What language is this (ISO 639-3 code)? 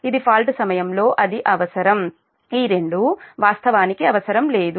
tel